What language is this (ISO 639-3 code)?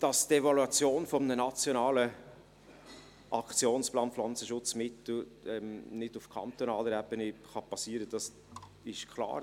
gsw